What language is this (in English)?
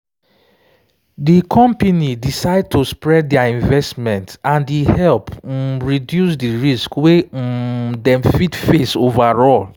Nigerian Pidgin